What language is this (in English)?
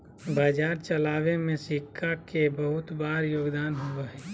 Magahi